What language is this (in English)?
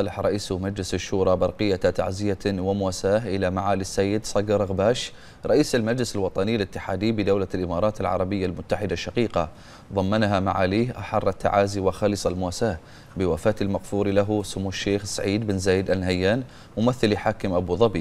Arabic